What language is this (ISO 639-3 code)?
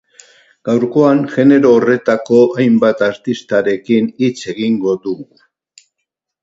eus